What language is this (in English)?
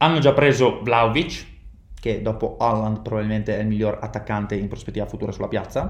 Italian